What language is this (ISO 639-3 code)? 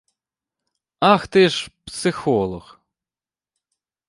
ukr